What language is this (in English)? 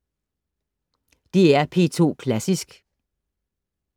Danish